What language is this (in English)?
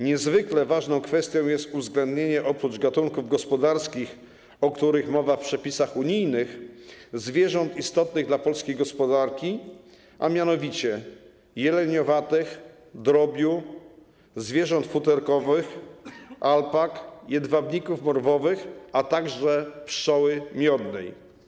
Polish